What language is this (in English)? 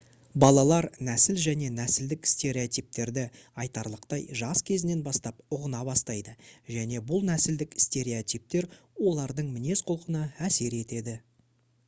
Kazakh